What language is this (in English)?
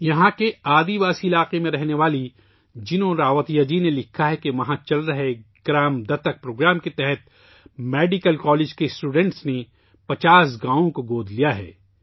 Urdu